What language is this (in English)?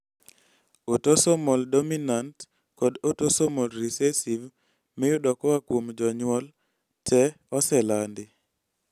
Luo (Kenya and Tanzania)